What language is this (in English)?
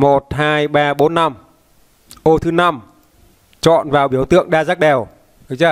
Vietnamese